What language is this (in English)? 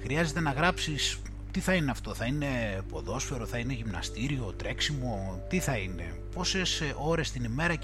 Greek